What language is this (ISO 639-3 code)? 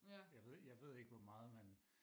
dan